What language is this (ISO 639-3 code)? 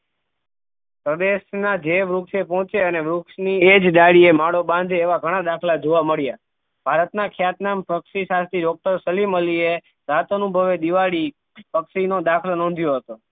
guj